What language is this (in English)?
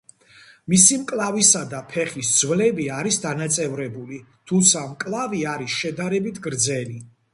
Georgian